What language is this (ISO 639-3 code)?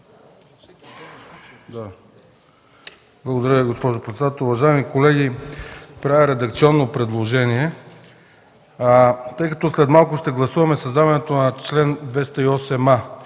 bul